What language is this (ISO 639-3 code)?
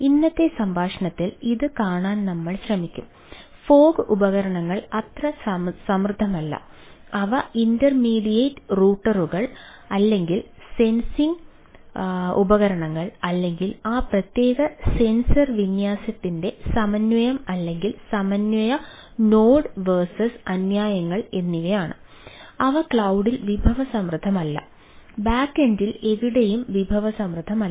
mal